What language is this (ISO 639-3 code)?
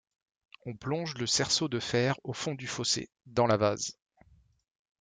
fra